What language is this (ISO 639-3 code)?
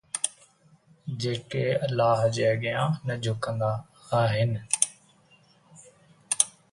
snd